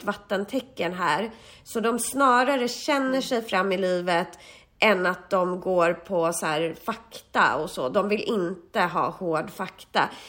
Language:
Swedish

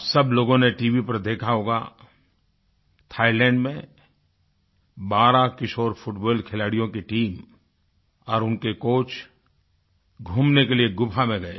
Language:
Hindi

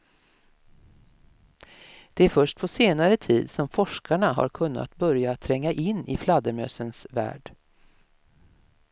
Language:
Swedish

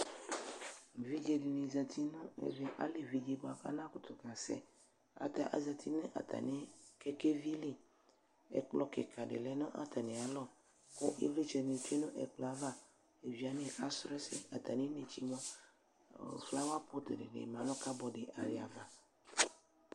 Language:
Ikposo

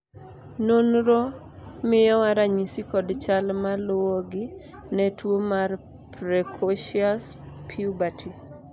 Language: Luo (Kenya and Tanzania)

